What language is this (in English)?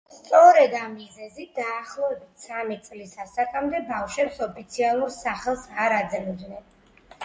Georgian